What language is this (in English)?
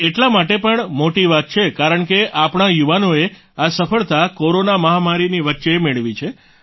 Gujarati